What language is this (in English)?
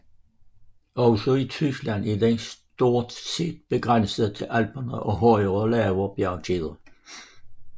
Danish